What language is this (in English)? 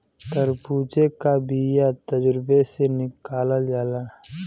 Bhojpuri